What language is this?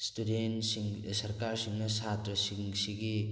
Manipuri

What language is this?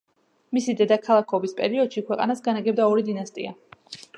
Georgian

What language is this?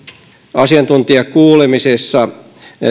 Finnish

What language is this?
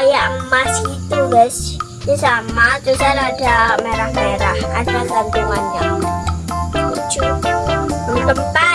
Indonesian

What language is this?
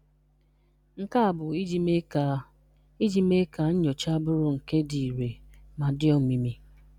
Igbo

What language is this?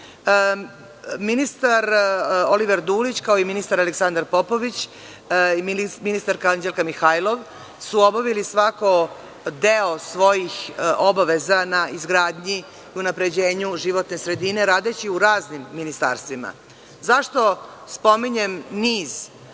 Serbian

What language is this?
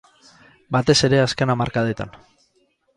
Basque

